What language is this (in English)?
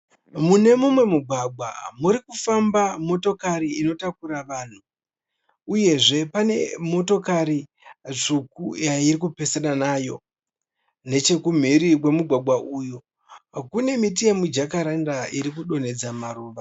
Shona